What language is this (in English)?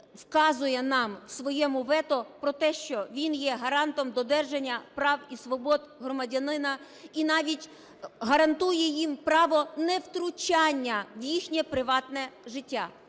Ukrainian